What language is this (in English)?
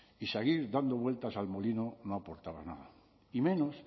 Spanish